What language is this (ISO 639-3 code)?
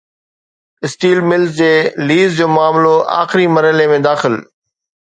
snd